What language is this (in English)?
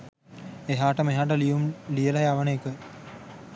Sinhala